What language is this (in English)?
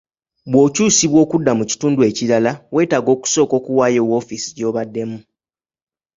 Ganda